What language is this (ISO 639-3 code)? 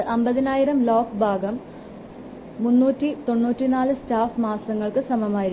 mal